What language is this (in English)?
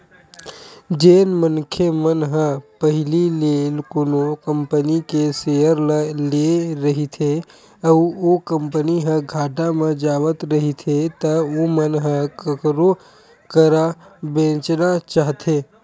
Chhattisgarhi